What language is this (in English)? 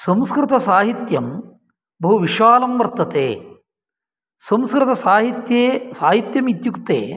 Sanskrit